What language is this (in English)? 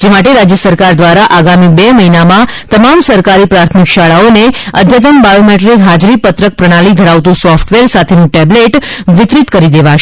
Gujarati